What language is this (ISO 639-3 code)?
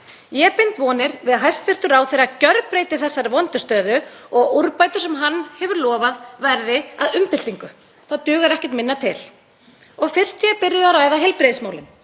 isl